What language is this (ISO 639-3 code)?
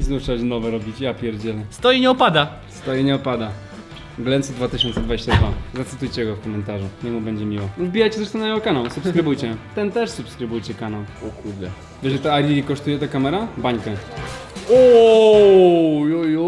pol